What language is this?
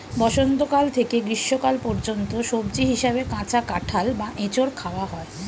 Bangla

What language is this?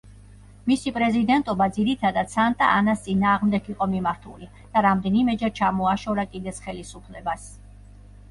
Georgian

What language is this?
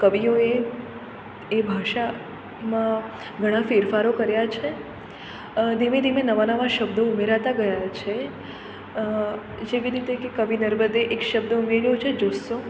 Gujarati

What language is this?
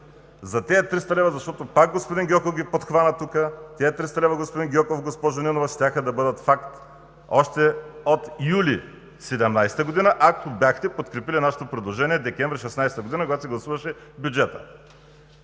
Bulgarian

